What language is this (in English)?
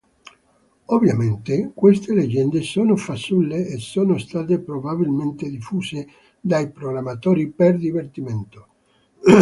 Italian